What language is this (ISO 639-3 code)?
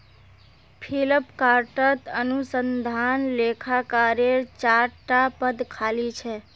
mag